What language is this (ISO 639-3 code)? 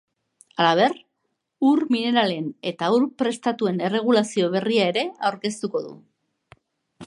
eus